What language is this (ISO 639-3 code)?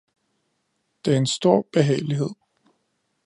dan